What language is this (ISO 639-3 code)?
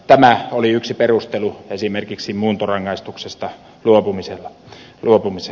fin